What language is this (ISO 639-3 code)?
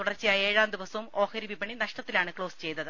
mal